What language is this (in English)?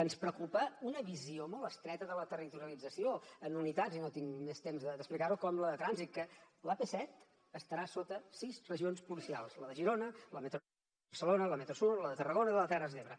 Catalan